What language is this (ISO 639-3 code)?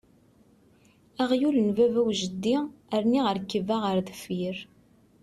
kab